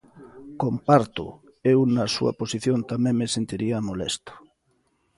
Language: Galician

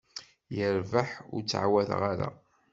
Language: Kabyle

